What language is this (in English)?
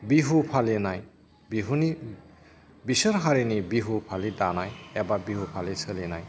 Bodo